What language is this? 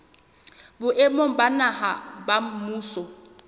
Southern Sotho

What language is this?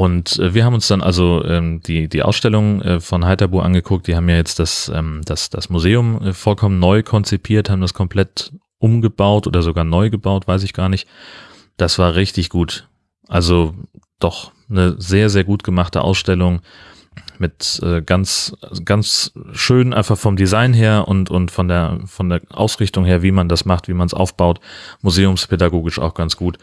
German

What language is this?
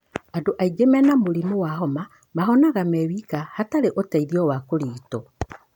Kikuyu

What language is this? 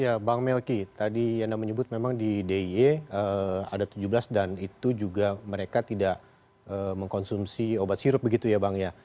Indonesian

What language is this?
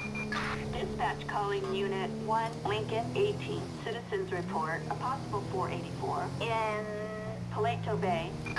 Dutch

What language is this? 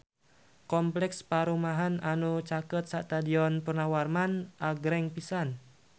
Sundanese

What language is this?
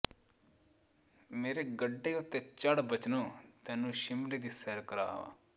Punjabi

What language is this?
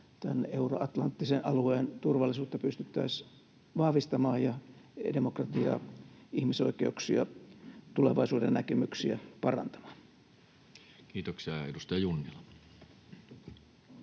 Finnish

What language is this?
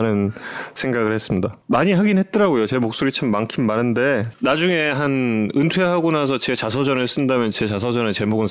Korean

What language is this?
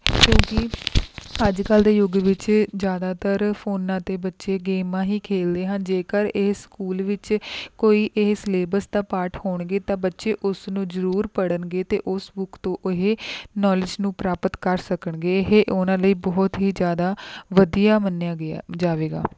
Punjabi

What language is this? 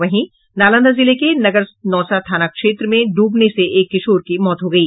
Hindi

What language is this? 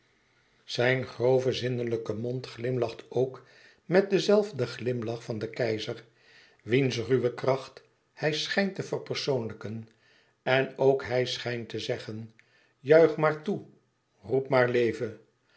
Dutch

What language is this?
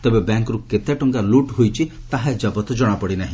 Odia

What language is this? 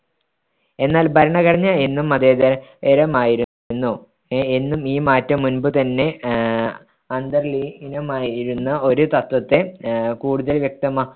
Malayalam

